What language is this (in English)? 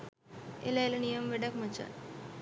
Sinhala